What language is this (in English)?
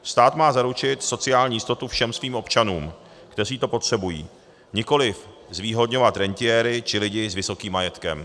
Czech